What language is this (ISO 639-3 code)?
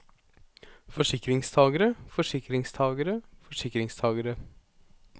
nor